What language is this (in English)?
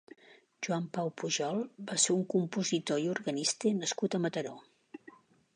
Catalan